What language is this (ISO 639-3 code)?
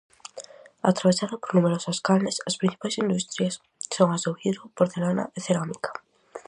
glg